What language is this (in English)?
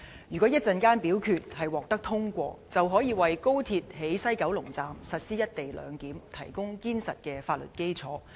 Cantonese